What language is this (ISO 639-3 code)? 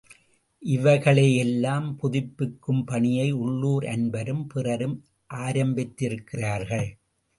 tam